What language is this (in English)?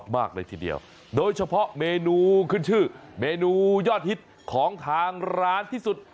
Thai